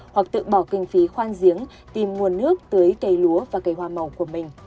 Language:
Vietnamese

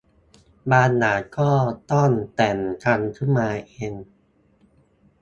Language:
Thai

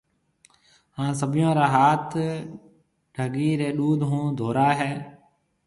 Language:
Marwari (Pakistan)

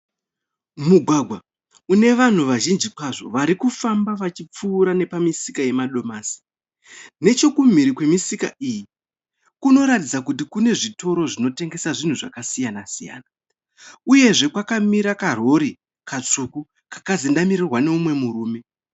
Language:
Shona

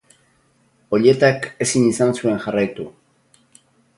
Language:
Basque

